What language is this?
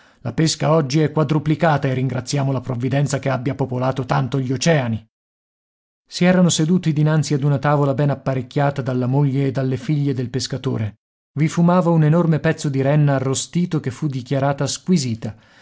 Italian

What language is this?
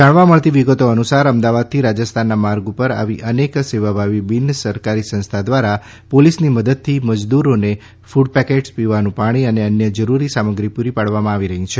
Gujarati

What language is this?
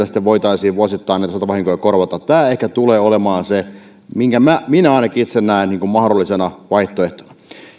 Finnish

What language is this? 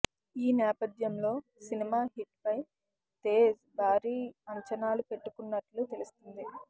Telugu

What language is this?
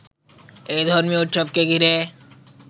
Bangla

